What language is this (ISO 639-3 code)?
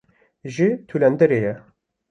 kur